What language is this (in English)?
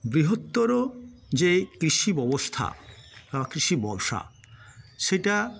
Bangla